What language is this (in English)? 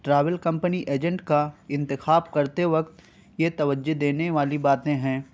Urdu